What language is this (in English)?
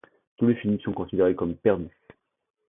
French